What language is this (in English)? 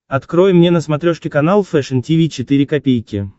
Russian